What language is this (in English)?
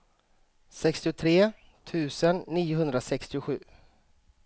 Swedish